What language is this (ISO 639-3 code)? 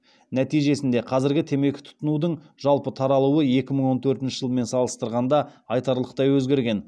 kaz